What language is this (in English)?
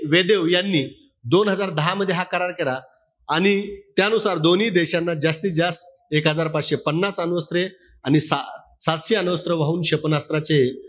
Marathi